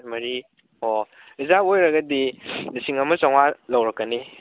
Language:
Manipuri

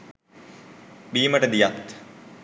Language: Sinhala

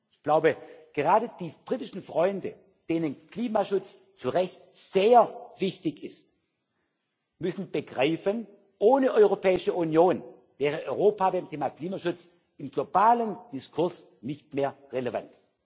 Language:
German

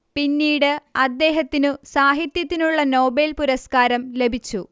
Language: Malayalam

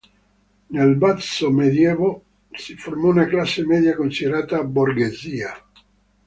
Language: Italian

